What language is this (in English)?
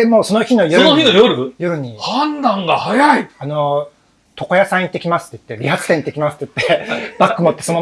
Japanese